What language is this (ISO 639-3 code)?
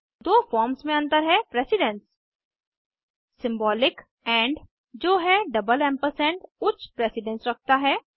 hin